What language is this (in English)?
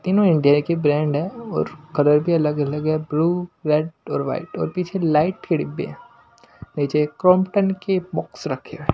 Hindi